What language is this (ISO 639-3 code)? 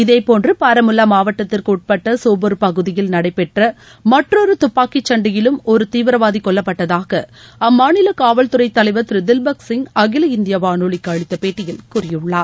tam